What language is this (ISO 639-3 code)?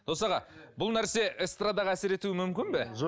kaz